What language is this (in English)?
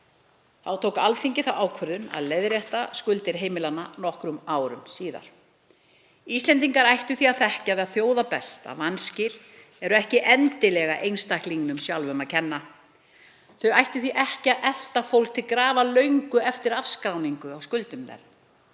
Icelandic